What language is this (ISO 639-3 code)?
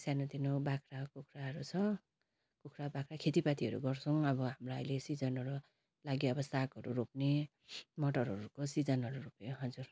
nep